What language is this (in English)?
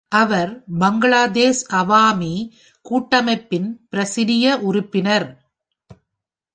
Tamil